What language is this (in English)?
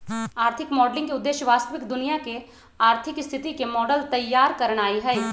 Magahi